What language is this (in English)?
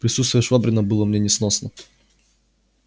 Russian